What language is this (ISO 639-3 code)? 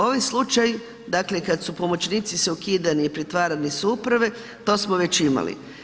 hrv